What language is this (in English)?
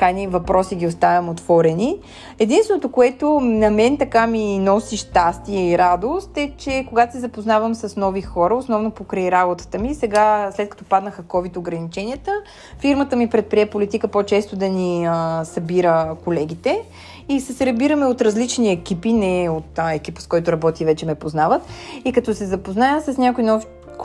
Bulgarian